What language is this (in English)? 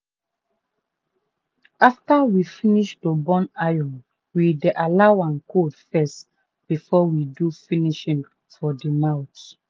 Nigerian Pidgin